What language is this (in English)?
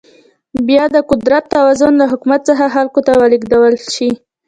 Pashto